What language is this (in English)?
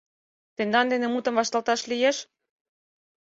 Mari